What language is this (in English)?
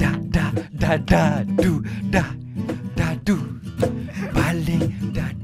Malay